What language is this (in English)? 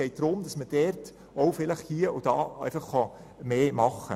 Swiss German